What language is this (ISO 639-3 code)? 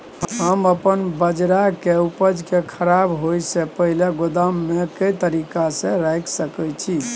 mai